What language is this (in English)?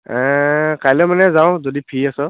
Assamese